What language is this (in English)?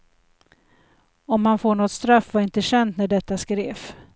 Swedish